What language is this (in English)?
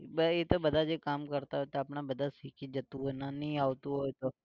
Gujarati